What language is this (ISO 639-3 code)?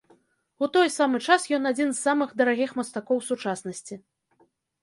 bel